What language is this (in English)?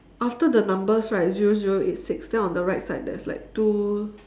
English